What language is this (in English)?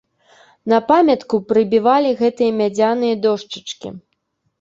Belarusian